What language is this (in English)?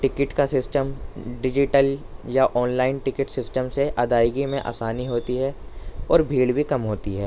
Urdu